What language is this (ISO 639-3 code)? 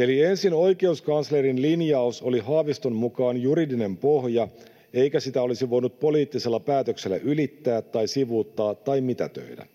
fin